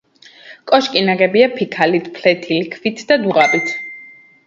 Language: Georgian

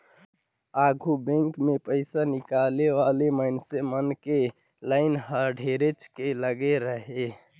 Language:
Chhattisgarhi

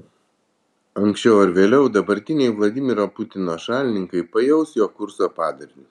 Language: Lithuanian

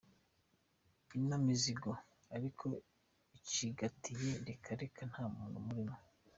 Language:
Kinyarwanda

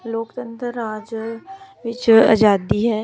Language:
Punjabi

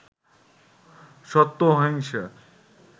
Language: Bangla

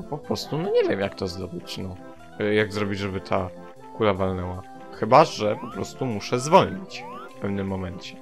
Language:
Polish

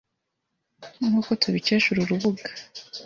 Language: Kinyarwanda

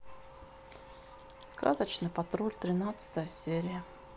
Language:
Russian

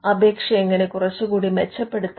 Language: Malayalam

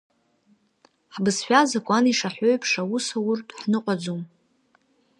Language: Abkhazian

